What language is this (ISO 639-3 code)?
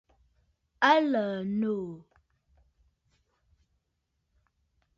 bfd